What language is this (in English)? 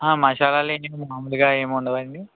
Telugu